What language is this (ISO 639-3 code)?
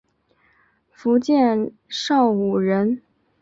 zho